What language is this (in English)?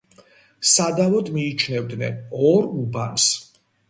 Georgian